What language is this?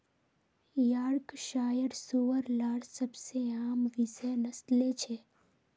Magahi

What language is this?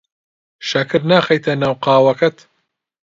Central Kurdish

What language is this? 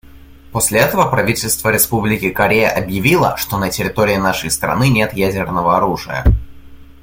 Russian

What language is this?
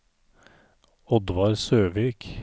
Norwegian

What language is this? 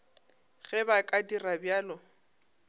Northern Sotho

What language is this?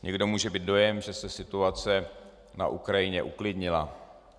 Czech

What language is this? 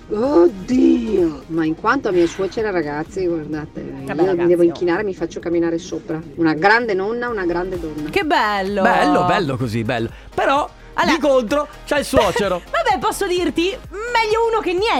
Italian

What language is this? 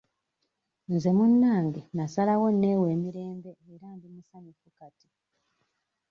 Ganda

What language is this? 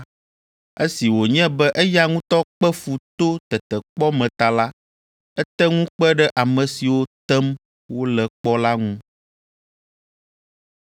Ewe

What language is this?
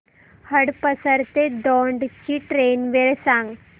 Marathi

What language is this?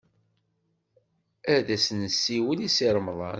Kabyle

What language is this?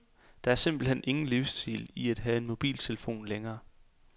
Danish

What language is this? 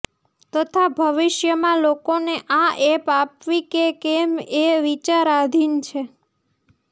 Gujarati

